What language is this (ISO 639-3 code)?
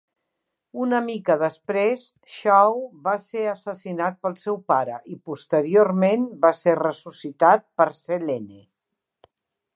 cat